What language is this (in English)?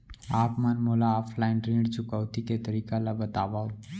Chhattisgarhi